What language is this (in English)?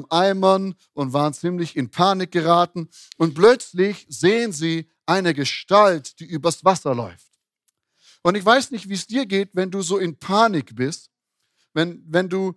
German